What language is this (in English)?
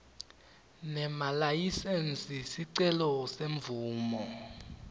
Swati